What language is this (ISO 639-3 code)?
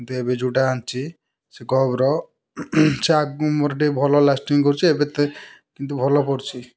ori